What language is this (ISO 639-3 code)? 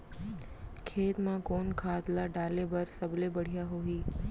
hne